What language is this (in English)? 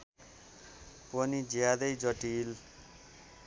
Nepali